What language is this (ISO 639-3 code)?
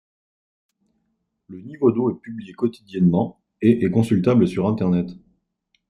fra